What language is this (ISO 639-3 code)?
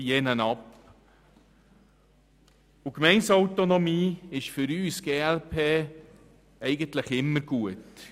gsw